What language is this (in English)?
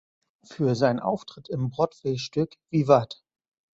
German